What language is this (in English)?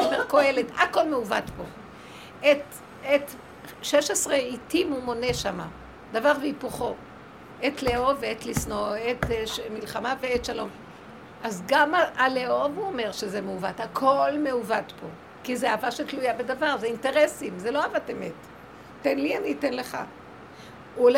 Hebrew